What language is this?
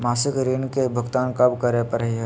Magahi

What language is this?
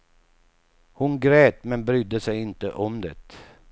Swedish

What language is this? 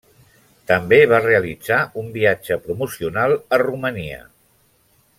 Catalan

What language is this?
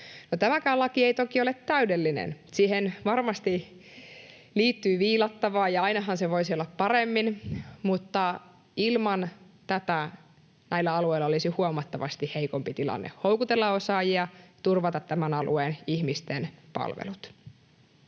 Finnish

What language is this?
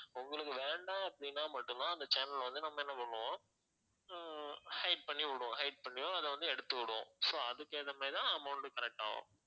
Tamil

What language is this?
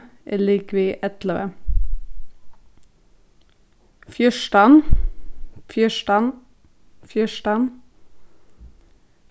Faroese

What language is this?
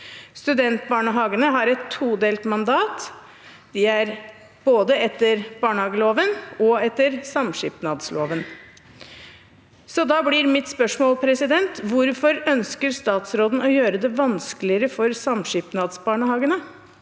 Norwegian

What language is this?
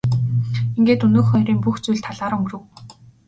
Mongolian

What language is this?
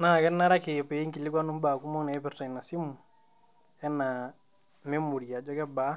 Masai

